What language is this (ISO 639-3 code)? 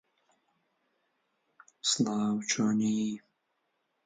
ckb